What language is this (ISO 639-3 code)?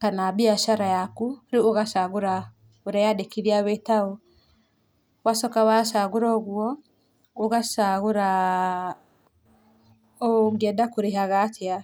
kik